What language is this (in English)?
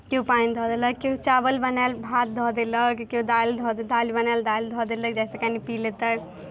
Maithili